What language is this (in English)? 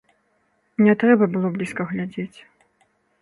Belarusian